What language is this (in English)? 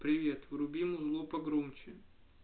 Russian